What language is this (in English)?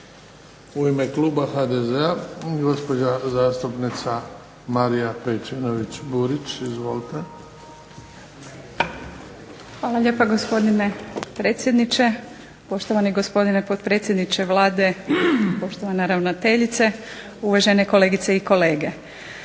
Croatian